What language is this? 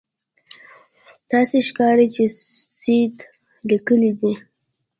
Pashto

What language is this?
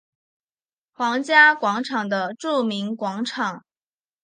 Chinese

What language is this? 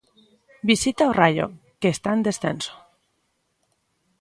Galician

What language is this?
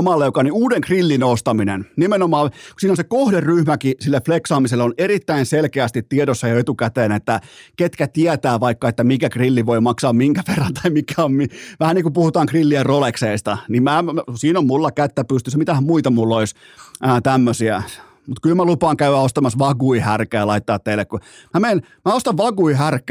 Finnish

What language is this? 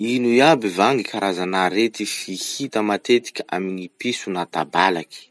Masikoro Malagasy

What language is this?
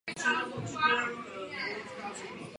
Czech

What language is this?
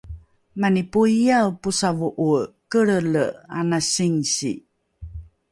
Rukai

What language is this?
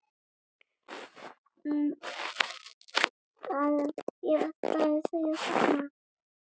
Icelandic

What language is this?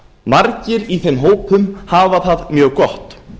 Icelandic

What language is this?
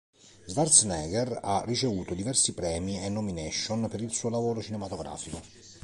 Italian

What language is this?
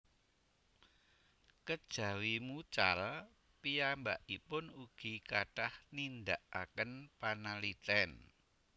Javanese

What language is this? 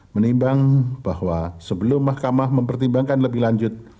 Indonesian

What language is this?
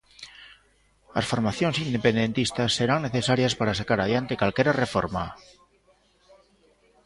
Galician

